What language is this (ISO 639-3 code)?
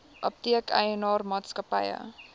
afr